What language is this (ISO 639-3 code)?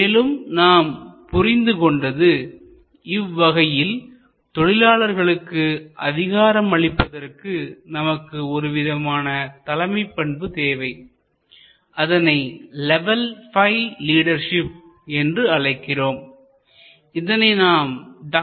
tam